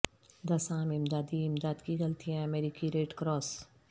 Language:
Urdu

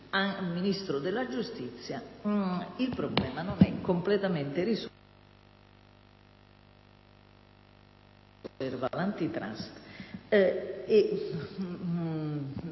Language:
Italian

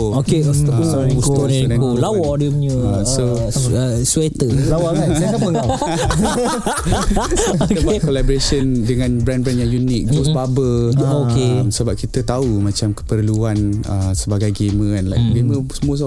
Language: Malay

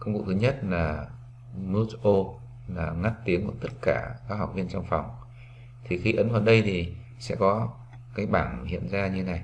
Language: Vietnamese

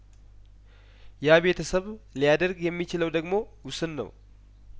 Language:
Amharic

